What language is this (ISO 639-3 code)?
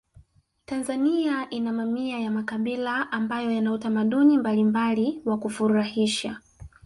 swa